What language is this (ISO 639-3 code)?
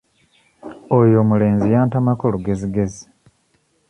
lug